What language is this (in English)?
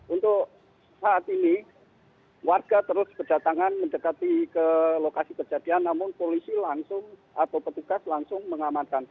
Indonesian